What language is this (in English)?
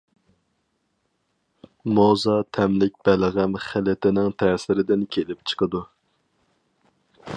Uyghur